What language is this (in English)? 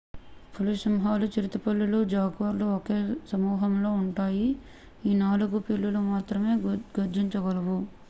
Telugu